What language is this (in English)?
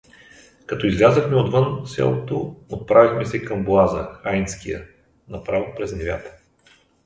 Bulgarian